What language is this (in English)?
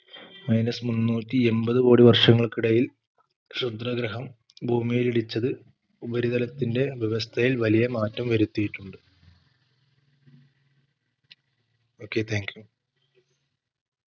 Malayalam